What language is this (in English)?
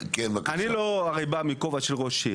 Hebrew